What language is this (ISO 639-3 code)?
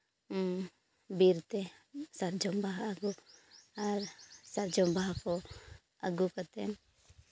sat